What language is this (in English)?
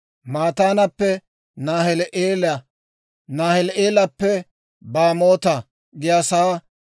Dawro